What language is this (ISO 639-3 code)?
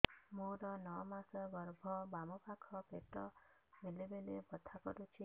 ori